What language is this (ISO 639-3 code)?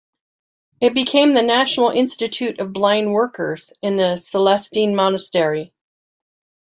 eng